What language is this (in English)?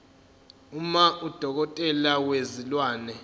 Zulu